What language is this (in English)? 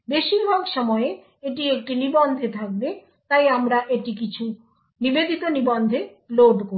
Bangla